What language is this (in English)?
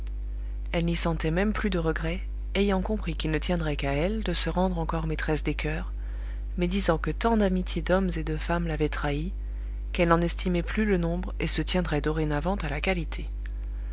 French